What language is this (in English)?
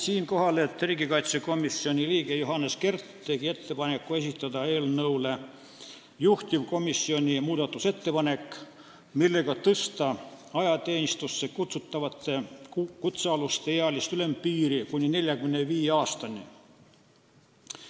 Estonian